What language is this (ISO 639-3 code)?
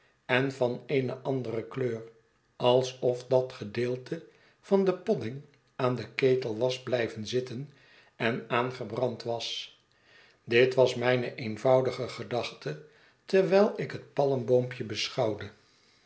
nld